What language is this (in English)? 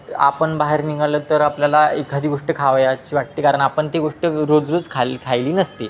Marathi